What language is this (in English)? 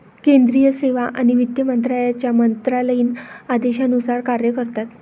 Marathi